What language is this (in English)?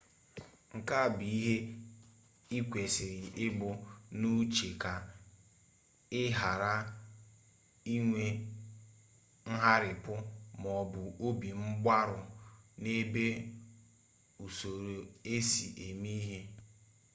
Igbo